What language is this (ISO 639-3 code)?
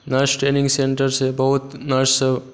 mai